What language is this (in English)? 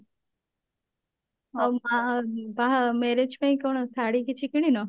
Odia